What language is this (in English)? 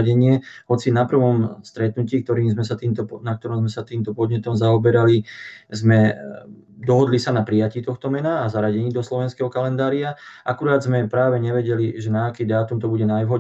Slovak